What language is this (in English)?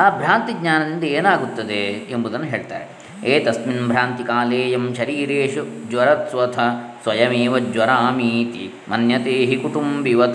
Kannada